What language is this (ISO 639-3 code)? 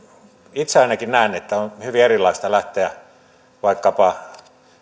fin